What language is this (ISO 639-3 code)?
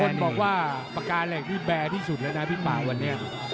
tha